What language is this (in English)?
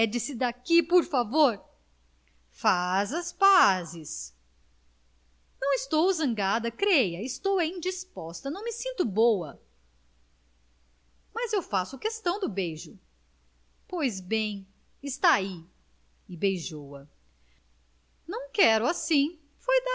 Portuguese